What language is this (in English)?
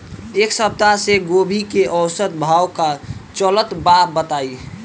Bhojpuri